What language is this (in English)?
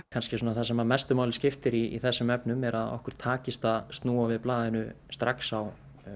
Icelandic